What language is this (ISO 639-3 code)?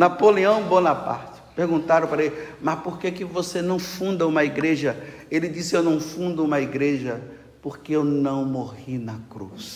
por